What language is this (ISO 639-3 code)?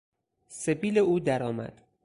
fas